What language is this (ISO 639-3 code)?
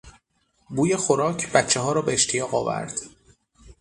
fas